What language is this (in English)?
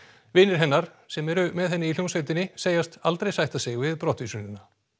Icelandic